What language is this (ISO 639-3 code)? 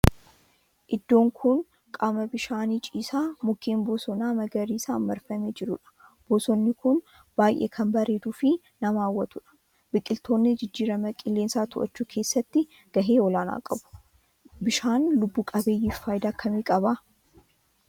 orm